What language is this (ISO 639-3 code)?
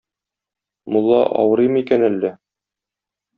tat